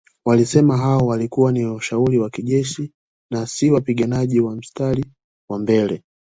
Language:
Swahili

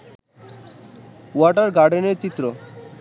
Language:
Bangla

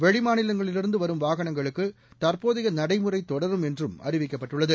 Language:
Tamil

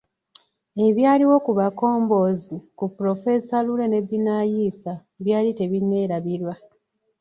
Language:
Ganda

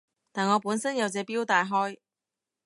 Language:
Cantonese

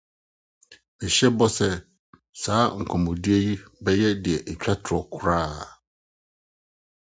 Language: Akan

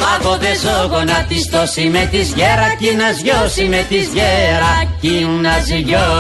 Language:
Greek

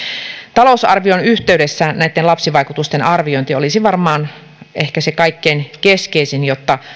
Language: Finnish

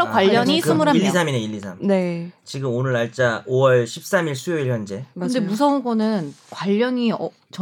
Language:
Korean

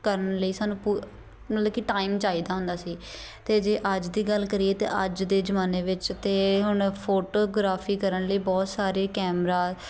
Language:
Punjabi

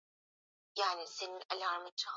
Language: Swahili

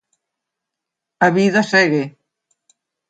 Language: Galician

